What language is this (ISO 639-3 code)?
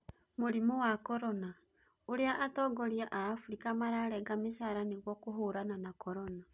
kik